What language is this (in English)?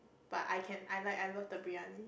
English